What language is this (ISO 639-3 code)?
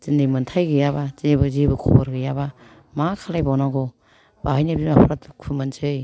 brx